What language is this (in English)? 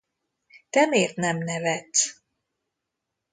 Hungarian